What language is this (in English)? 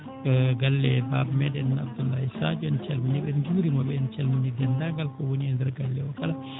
Fula